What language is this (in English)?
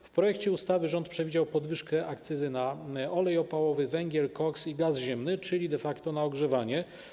Polish